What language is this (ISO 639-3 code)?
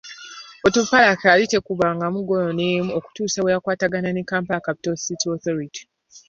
lug